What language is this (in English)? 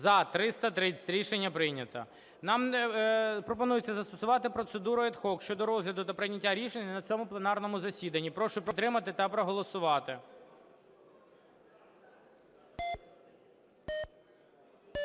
Ukrainian